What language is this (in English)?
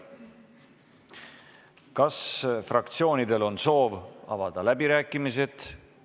Estonian